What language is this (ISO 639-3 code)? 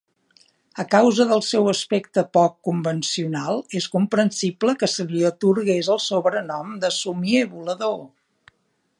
cat